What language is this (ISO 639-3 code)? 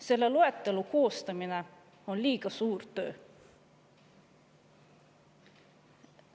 est